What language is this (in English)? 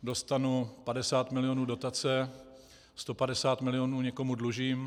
Czech